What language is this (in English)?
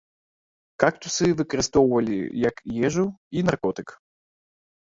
Belarusian